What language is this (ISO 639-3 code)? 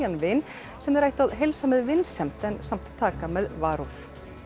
isl